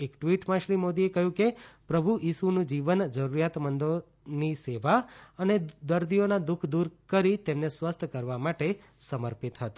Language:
Gujarati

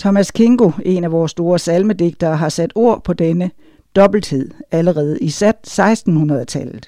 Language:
Danish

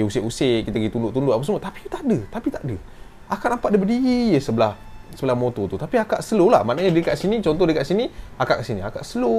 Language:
Malay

